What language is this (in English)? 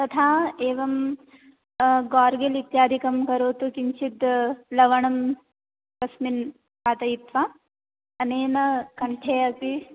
Sanskrit